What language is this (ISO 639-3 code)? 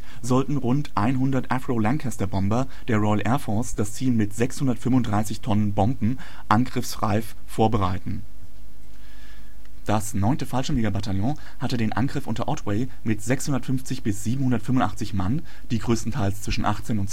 deu